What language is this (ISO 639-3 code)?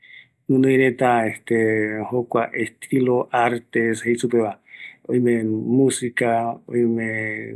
gui